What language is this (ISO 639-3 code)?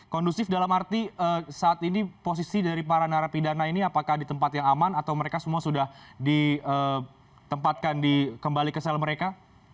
ind